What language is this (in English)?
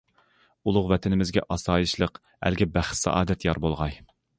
Uyghur